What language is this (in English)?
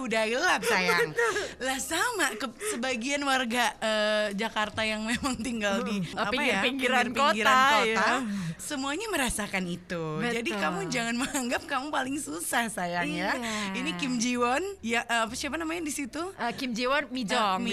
Indonesian